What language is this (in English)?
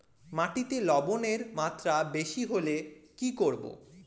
Bangla